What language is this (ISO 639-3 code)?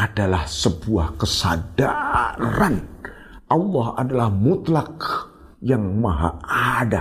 ind